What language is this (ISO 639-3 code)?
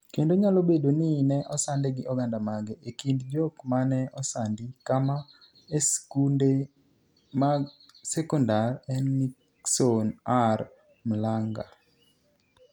luo